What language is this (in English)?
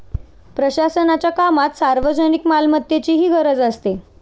Marathi